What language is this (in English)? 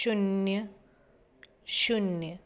Konkani